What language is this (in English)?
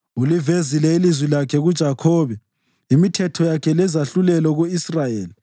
North Ndebele